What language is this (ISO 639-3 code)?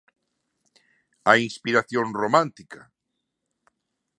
glg